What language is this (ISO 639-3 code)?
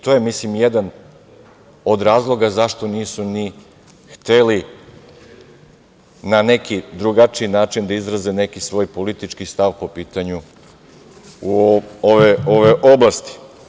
srp